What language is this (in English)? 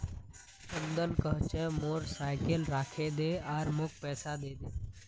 Magahi